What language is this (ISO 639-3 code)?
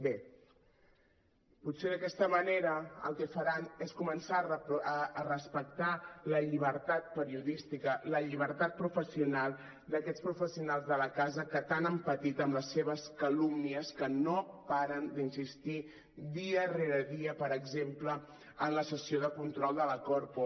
cat